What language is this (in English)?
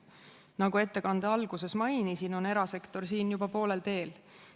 Estonian